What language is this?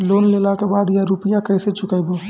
Maithili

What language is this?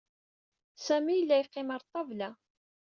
Kabyle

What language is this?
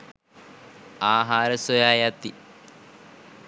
Sinhala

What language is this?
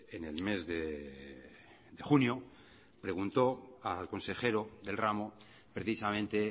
Spanish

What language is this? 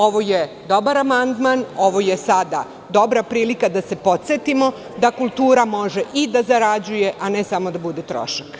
Serbian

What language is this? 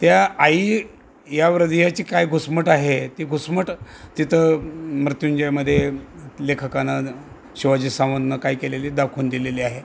Marathi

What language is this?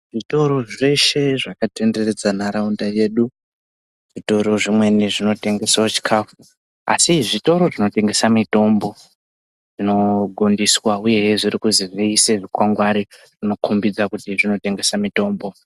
Ndau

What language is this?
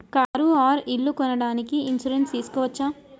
Telugu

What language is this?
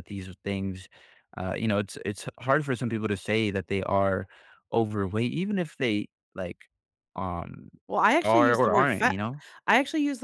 English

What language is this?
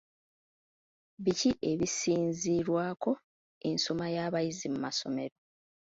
Ganda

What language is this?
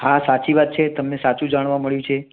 Gujarati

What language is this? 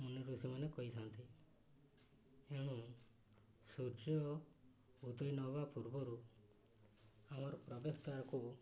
Odia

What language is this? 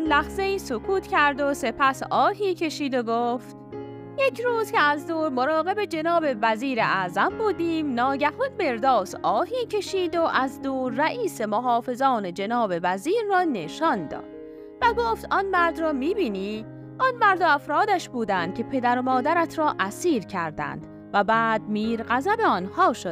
Persian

